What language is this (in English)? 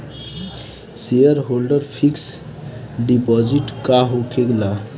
Bhojpuri